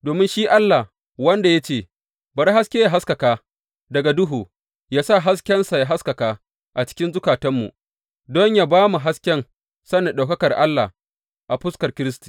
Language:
Hausa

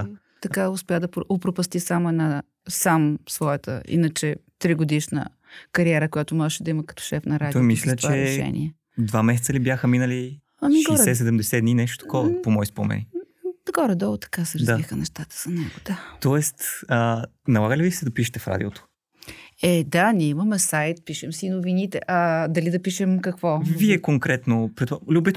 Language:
Bulgarian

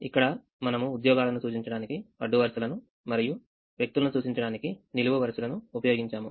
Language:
Telugu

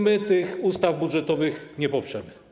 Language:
Polish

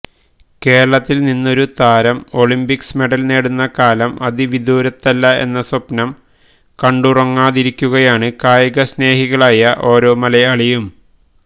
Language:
Malayalam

